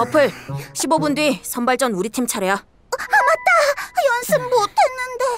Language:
Korean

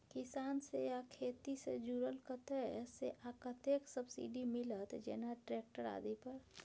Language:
Maithili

